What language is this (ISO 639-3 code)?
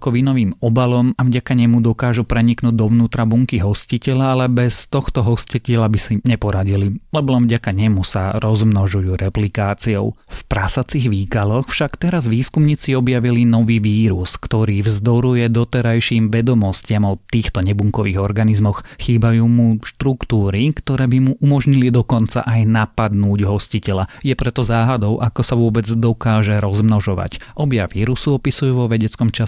slk